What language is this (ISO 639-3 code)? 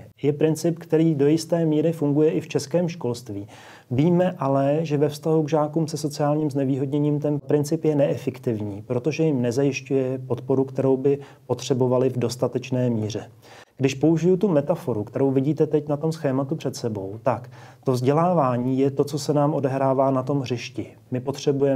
ces